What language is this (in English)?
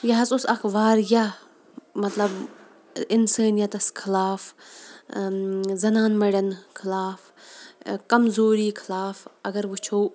Kashmiri